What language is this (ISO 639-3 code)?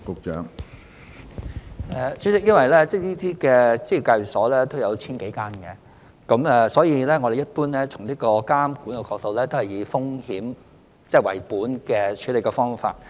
yue